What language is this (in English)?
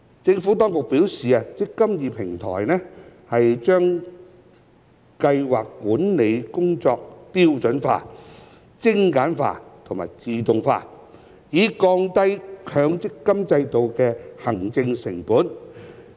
Cantonese